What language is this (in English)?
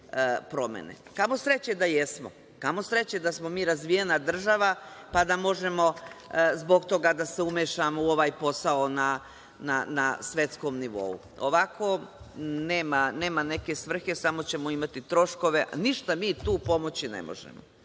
Serbian